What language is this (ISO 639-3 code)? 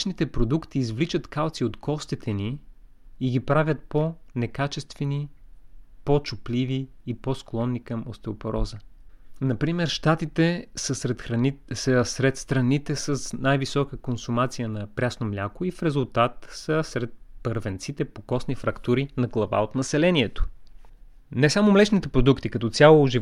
bul